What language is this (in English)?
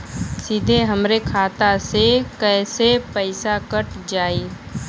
Bhojpuri